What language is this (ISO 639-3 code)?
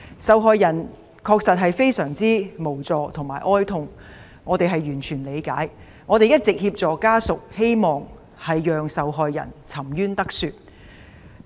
yue